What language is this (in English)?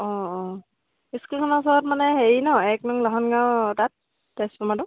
Assamese